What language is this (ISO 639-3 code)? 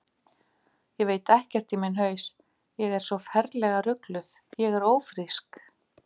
isl